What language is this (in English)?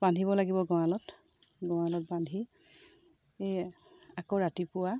Assamese